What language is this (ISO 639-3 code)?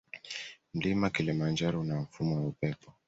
swa